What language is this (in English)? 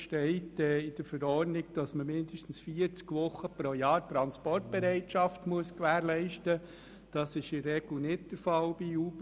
Swiss German